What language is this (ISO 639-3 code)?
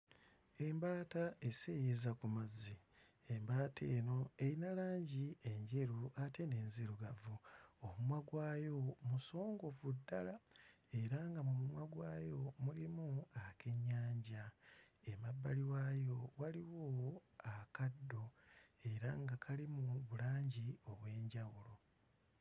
lug